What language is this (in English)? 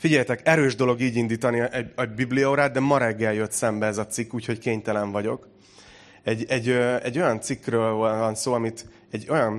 Hungarian